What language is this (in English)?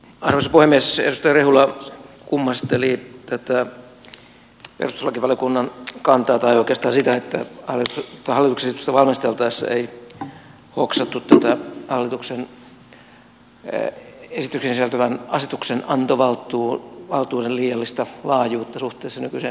Finnish